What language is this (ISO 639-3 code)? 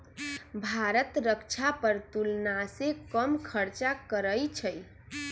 mag